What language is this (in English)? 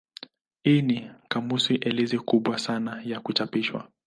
Swahili